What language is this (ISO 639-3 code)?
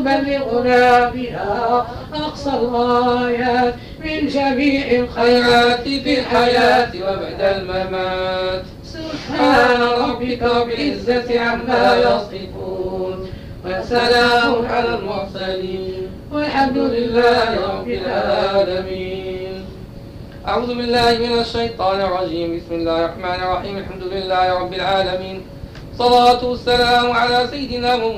ara